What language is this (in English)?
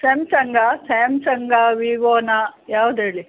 Kannada